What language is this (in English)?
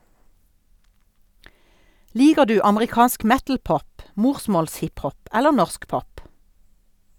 Norwegian